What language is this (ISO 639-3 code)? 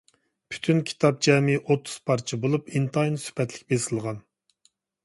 uig